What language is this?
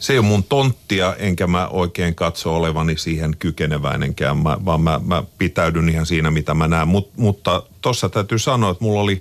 Finnish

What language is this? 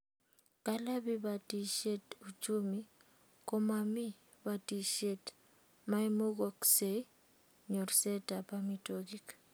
Kalenjin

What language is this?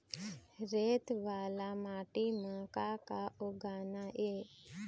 Chhattisgarhi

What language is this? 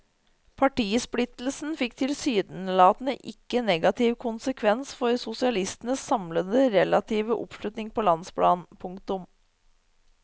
Norwegian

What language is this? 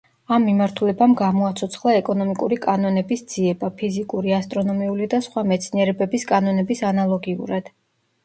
Georgian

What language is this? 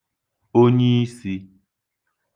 Igbo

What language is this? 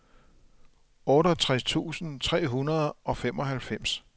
Danish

